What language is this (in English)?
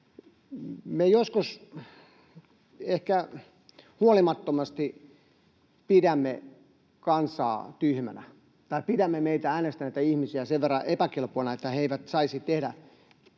Finnish